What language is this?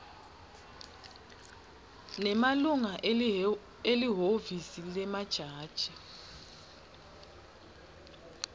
Swati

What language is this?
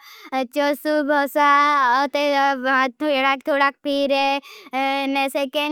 Bhili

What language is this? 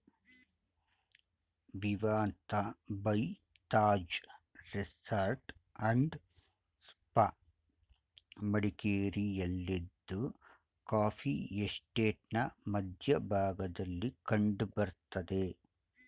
Kannada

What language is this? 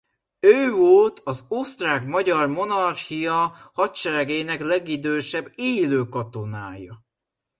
Hungarian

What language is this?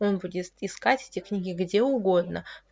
Russian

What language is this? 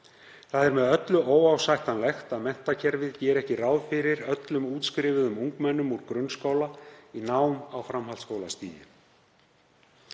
Icelandic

